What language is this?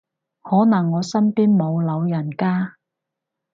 Cantonese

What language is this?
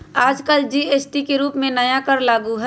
Magahi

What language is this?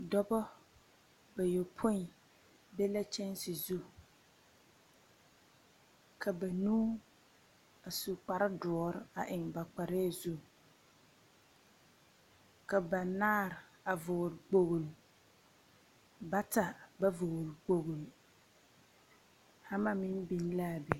Southern Dagaare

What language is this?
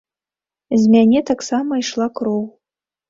Belarusian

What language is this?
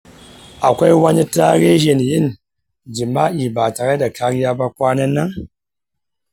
Hausa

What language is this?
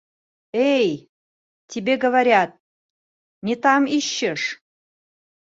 Bashkir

